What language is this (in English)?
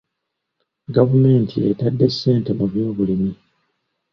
Ganda